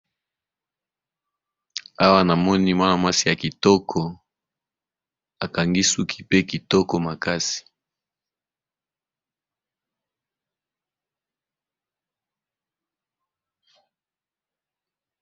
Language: Lingala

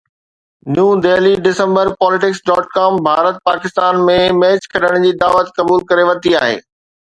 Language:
Sindhi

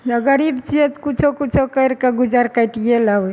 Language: Maithili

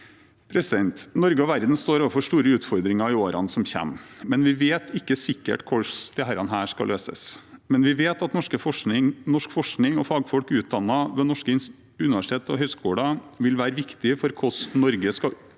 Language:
Norwegian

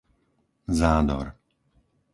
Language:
Slovak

